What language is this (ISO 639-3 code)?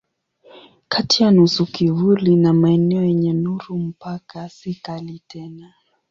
swa